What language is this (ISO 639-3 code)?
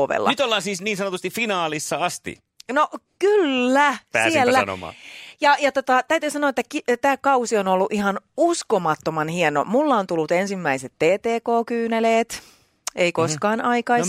fin